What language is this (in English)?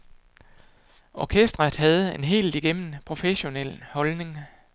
Danish